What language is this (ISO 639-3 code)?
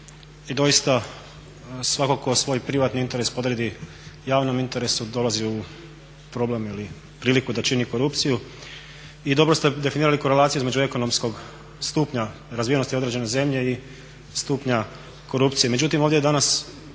hrv